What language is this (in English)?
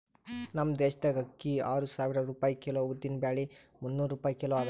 Kannada